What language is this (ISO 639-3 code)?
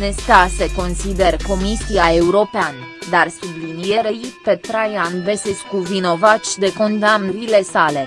ron